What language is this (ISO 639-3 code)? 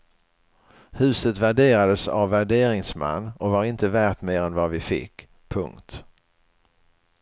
swe